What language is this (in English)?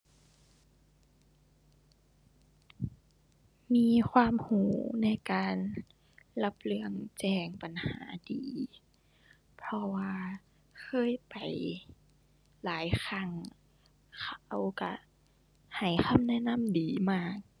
Thai